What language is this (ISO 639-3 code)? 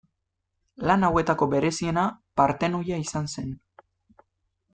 eus